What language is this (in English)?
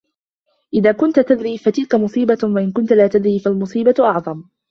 Arabic